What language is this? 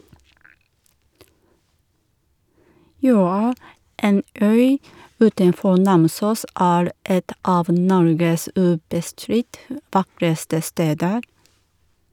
Norwegian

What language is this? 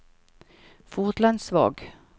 Norwegian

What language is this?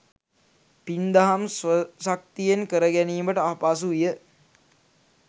Sinhala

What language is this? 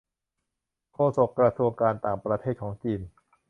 Thai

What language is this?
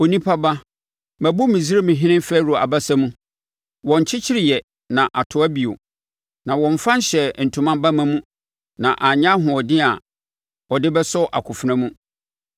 Akan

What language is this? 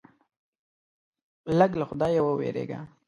Pashto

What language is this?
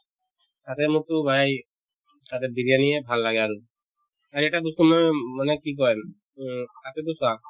Assamese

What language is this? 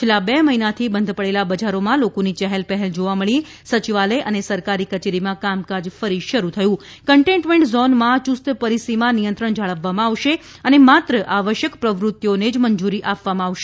Gujarati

